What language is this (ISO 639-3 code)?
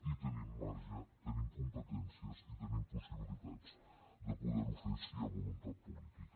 cat